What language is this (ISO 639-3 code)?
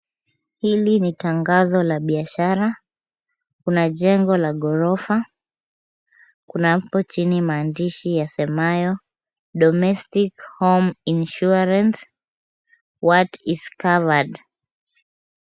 swa